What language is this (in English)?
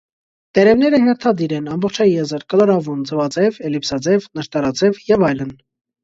Armenian